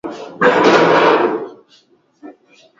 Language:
Swahili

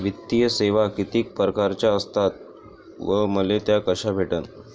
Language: Marathi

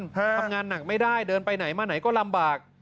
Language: Thai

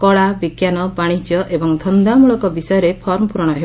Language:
Odia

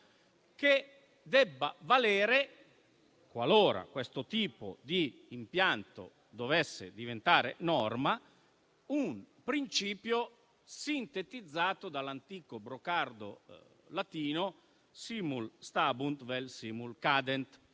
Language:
Italian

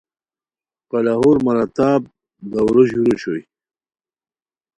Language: Khowar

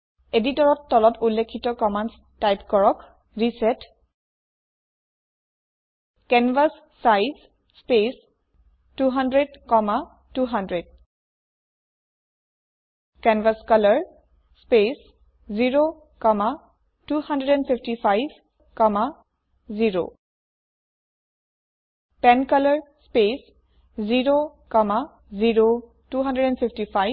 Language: Assamese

